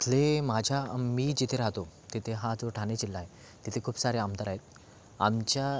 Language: Marathi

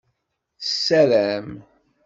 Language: Kabyle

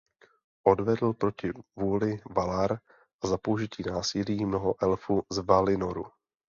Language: Czech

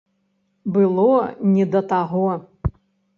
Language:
Belarusian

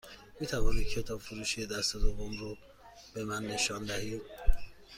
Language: Persian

